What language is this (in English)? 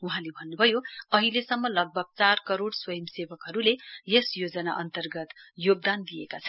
Nepali